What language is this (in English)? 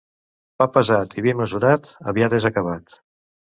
Catalan